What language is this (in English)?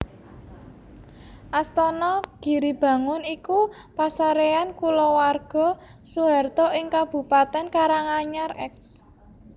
Javanese